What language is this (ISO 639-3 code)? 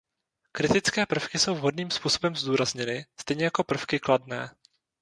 ces